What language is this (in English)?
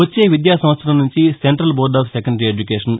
Telugu